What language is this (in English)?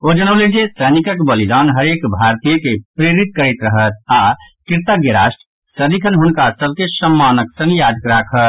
Maithili